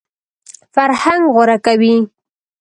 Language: Pashto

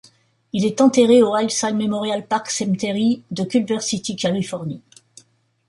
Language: French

